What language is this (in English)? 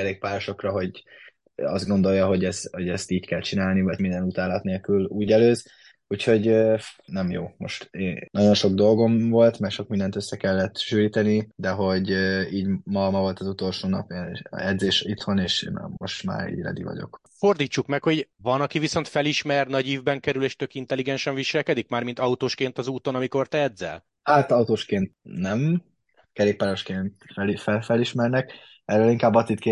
Hungarian